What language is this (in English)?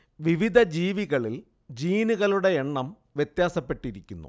Malayalam